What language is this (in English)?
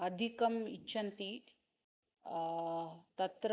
Sanskrit